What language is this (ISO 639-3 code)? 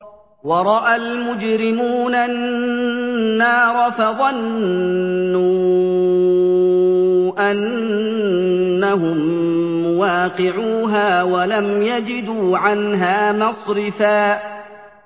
ara